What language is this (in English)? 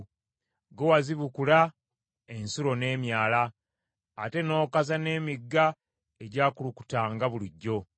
Ganda